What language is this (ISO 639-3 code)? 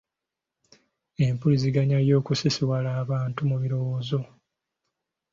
lug